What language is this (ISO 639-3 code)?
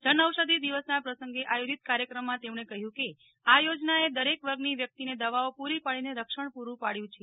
guj